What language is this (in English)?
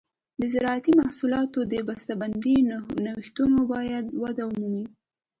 Pashto